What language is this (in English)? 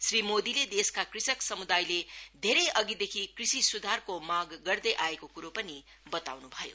Nepali